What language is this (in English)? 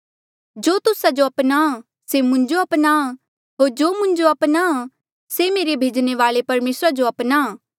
Mandeali